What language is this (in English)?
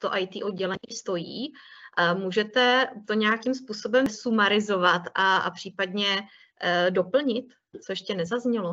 Czech